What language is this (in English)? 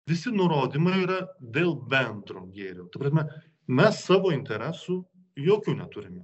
Lithuanian